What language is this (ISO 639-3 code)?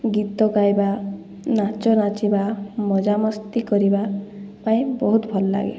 ori